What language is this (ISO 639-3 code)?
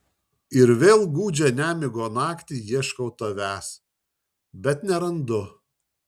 lit